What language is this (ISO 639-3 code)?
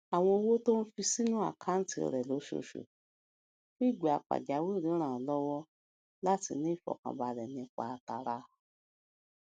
yor